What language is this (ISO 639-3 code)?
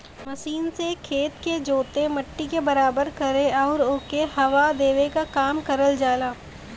bho